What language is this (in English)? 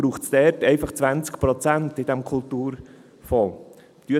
Swiss German